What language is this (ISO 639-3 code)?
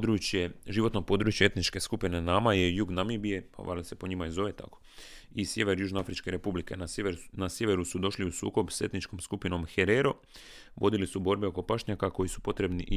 hrv